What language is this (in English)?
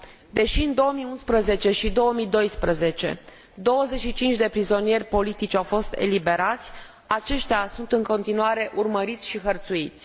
Romanian